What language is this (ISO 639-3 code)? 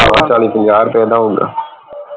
pan